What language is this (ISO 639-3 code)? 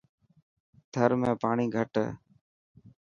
mki